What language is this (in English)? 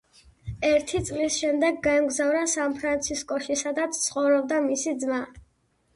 Georgian